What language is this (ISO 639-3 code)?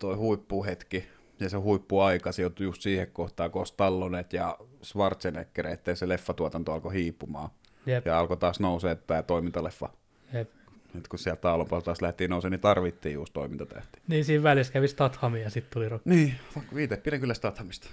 fin